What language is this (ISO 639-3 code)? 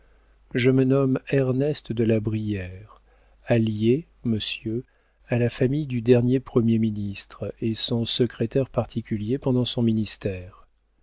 fra